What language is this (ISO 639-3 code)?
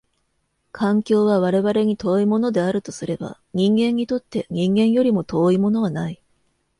jpn